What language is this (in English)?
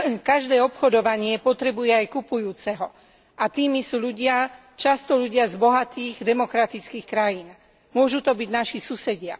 Slovak